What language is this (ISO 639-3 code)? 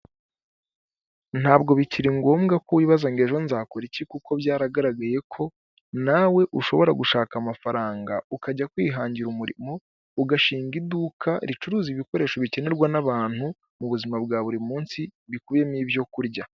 kin